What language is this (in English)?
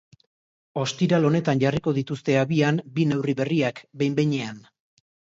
Basque